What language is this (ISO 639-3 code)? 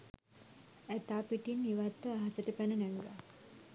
sin